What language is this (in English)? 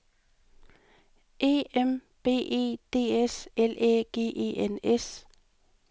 Danish